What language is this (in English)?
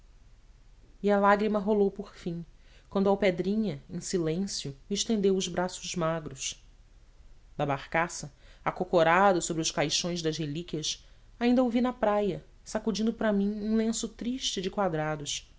Portuguese